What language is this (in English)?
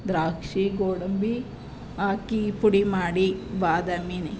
Kannada